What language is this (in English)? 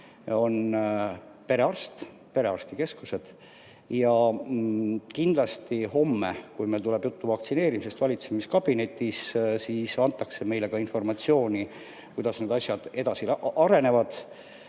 Estonian